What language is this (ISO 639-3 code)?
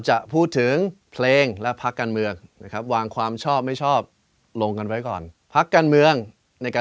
tha